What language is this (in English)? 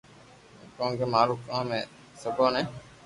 Loarki